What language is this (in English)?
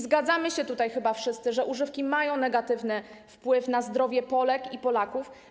Polish